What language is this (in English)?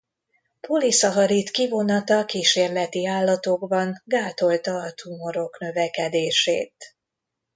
Hungarian